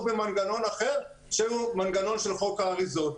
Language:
Hebrew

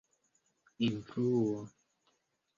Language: Esperanto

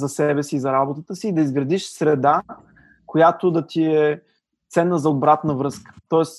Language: Bulgarian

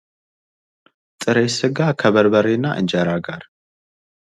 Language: Amharic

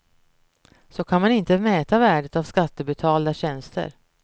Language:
Swedish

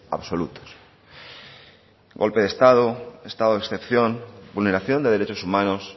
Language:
Spanish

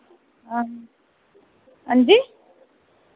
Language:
Dogri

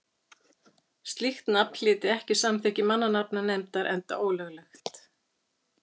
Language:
Icelandic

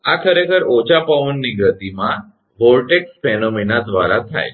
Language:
Gujarati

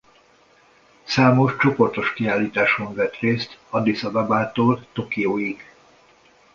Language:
Hungarian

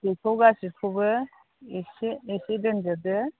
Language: Bodo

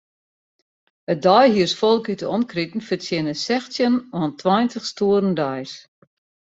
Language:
Western Frisian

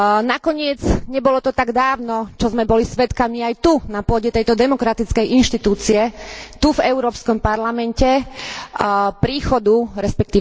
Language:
Slovak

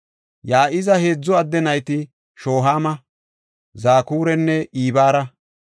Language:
Gofa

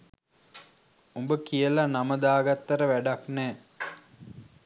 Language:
Sinhala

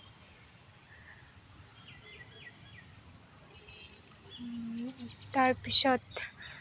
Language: Assamese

